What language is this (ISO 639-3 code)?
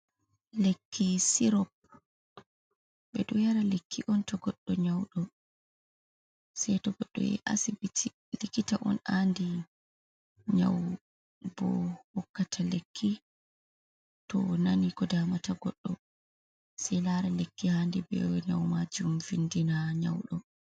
ful